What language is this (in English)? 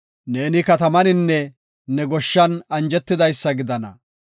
Gofa